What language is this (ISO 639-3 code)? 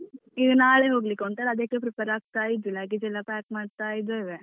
kan